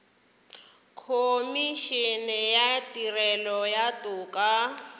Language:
Northern Sotho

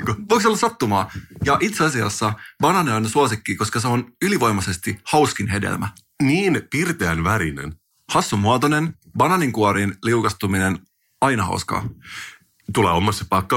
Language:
Finnish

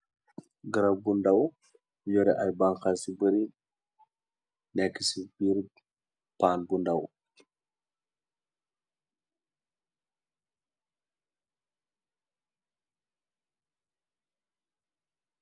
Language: Wolof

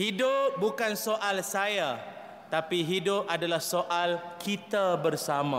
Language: Malay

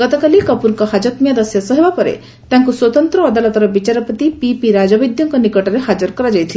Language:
Odia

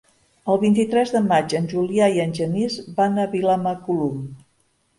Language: Catalan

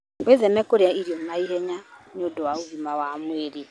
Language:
Kikuyu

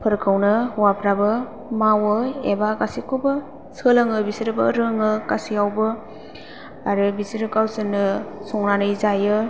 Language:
Bodo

